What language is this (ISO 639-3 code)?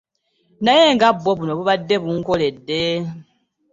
lug